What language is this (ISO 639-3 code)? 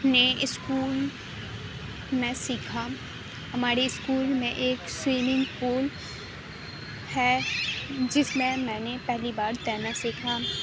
urd